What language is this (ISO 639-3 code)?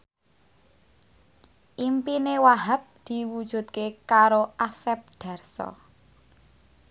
jav